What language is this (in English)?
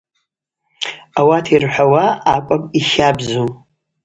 Abaza